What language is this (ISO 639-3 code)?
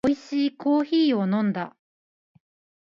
jpn